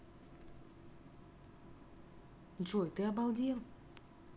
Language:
Russian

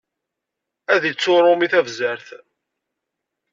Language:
Kabyle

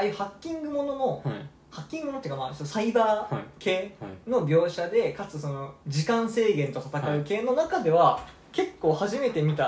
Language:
Japanese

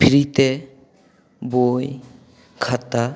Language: Santali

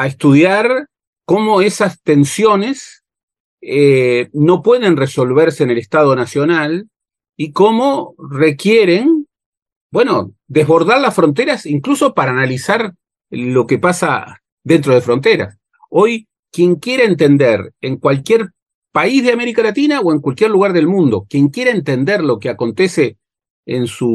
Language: Spanish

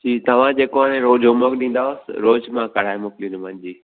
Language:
Sindhi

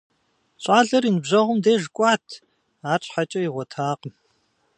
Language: Kabardian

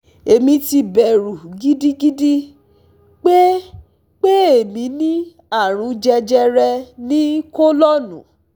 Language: Yoruba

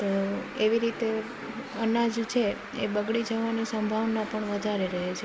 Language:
Gujarati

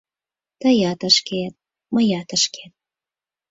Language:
Mari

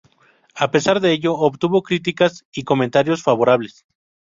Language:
Spanish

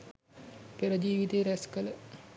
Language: Sinhala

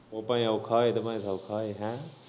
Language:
Punjabi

